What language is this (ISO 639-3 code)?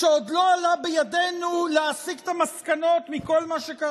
heb